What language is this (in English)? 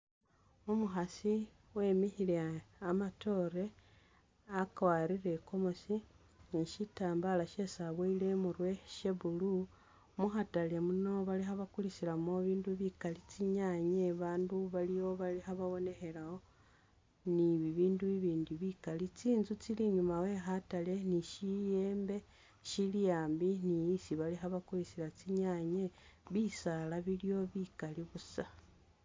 Masaaba